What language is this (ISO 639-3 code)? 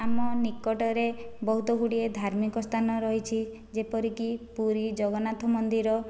ori